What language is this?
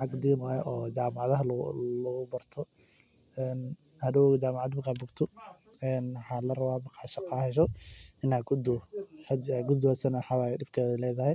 Somali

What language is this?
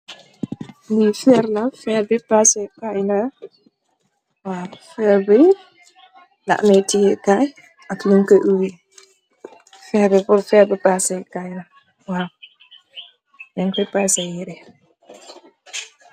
Wolof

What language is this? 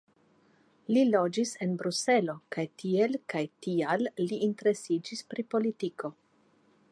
Esperanto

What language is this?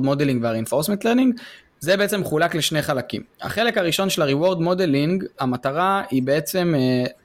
Hebrew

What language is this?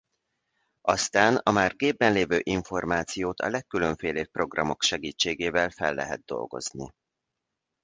Hungarian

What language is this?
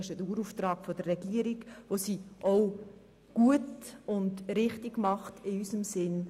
Swiss German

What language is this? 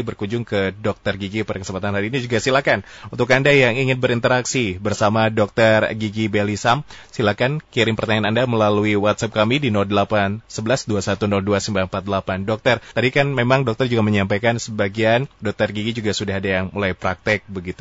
Indonesian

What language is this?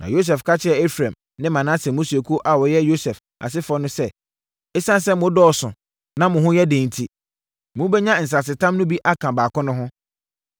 Akan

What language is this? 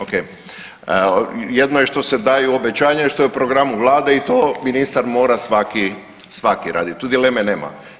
Croatian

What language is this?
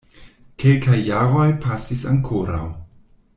Esperanto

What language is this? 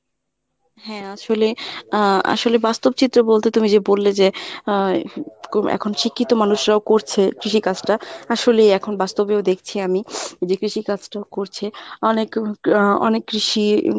Bangla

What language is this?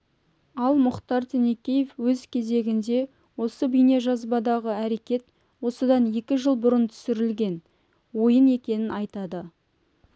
Kazakh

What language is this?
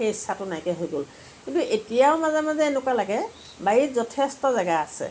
Assamese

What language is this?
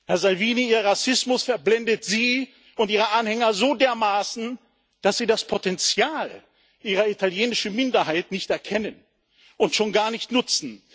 German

